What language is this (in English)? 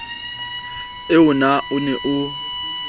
Southern Sotho